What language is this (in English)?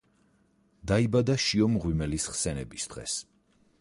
Georgian